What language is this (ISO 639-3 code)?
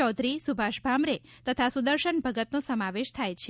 guj